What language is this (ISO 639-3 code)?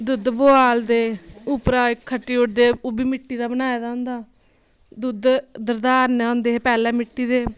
doi